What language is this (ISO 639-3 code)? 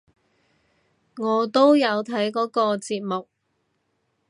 yue